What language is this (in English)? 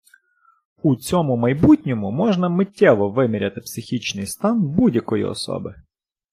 Ukrainian